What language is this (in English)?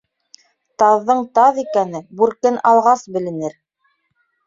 Bashkir